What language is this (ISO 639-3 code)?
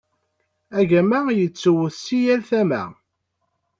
kab